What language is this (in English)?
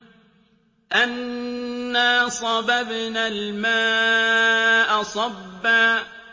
Arabic